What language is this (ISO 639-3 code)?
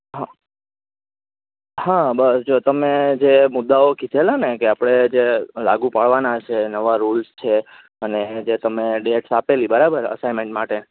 guj